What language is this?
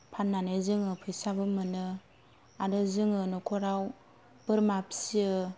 Bodo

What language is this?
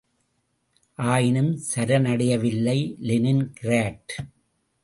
Tamil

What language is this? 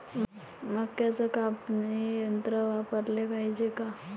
Marathi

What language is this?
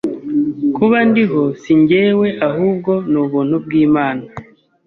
Kinyarwanda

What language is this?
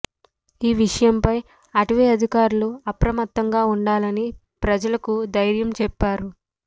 Telugu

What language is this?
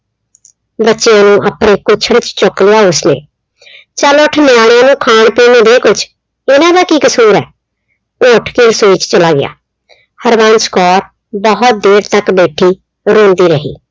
Punjabi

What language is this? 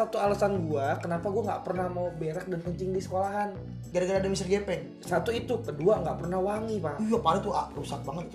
Indonesian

